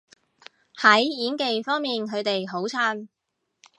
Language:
Cantonese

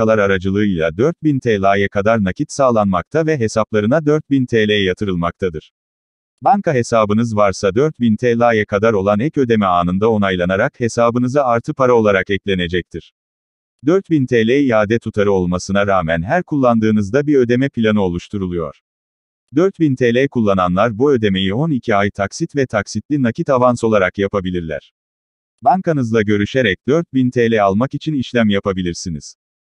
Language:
Turkish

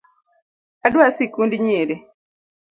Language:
Luo (Kenya and Tanzania)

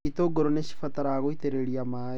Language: Kikuyu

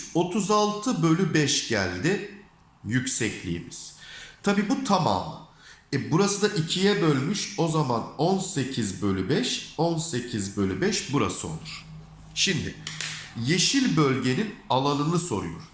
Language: Turkish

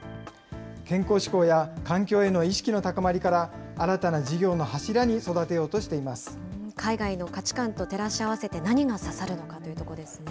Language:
Japanese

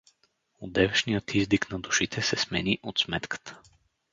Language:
Bulgarian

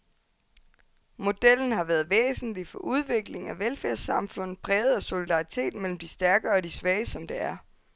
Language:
Danish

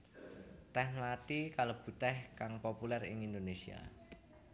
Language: Javanese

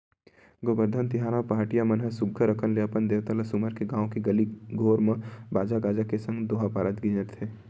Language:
Chhattisgarhi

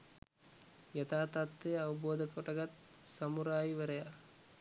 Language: Sinhala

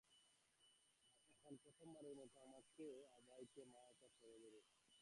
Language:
Bangla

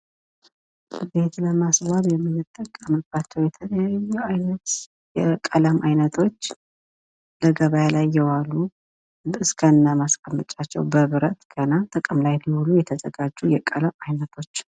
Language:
Amharic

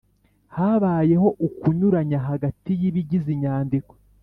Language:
Kinyarwanda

